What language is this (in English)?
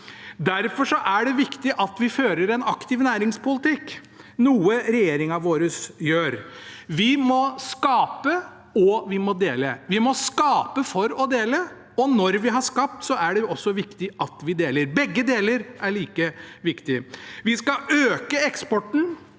Norwegian